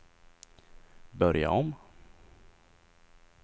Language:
Swedish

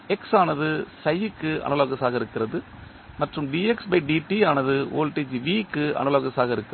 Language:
Tamil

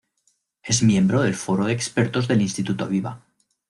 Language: Spanish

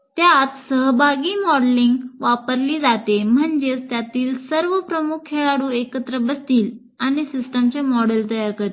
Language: Marathi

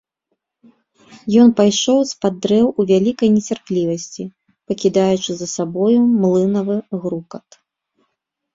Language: Belarusian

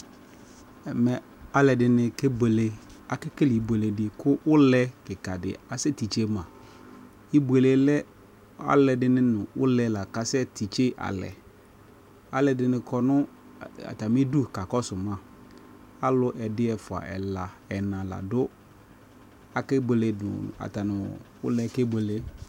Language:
Ikposo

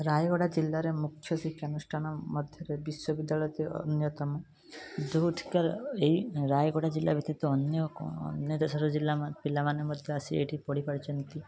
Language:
Odia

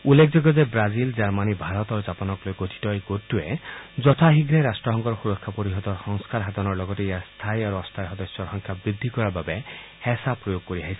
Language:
Assamese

